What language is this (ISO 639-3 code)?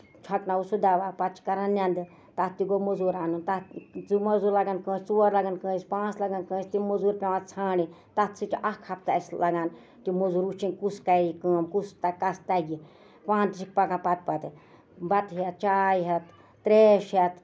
kas